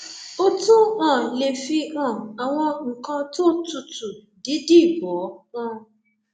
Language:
Yoruba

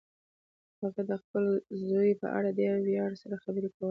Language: Pashto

